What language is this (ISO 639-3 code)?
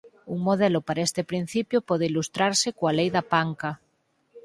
glg